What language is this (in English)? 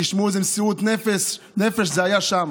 Hebrew